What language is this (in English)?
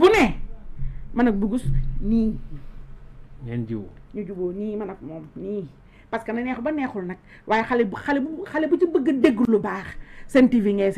French